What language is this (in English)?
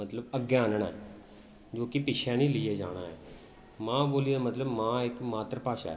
Dogri